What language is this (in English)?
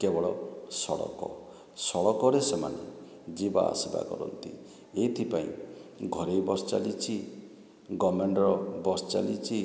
Odia